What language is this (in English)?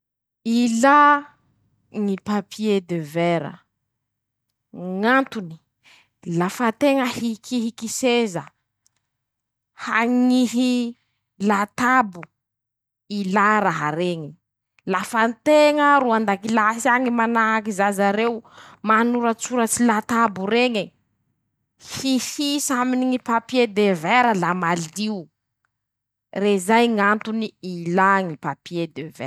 Masikoro Malagasy